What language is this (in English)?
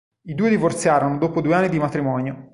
Italian